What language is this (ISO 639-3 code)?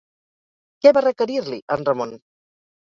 cat